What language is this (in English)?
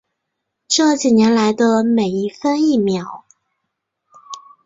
Chinese